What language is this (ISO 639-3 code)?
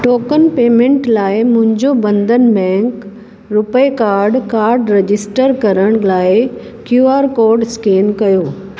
snd